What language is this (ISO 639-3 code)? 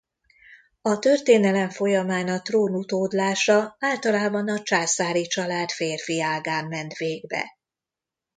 hun